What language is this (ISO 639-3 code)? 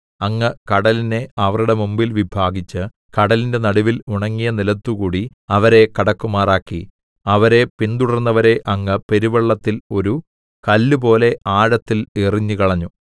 mal